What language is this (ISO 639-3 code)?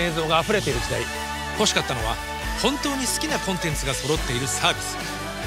jpn